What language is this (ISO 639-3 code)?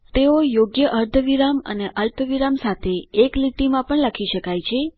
guj